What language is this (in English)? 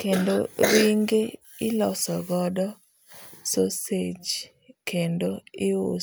Luo (Kenya and Tanzania)